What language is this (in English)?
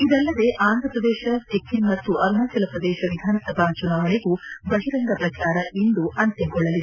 Kannada